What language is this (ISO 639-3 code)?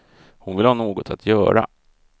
swe